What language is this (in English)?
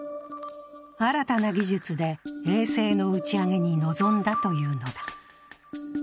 Japanese